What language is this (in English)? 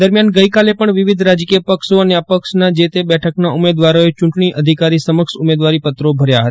Gujarati